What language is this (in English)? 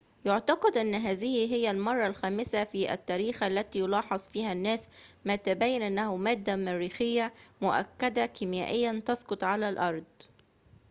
Arabic